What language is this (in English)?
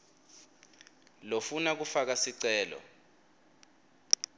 Swati